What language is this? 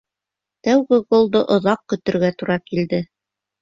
Bashkir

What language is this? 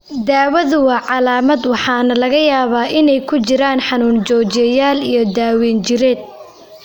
Somali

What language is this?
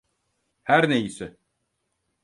Turkish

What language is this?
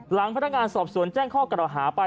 Thai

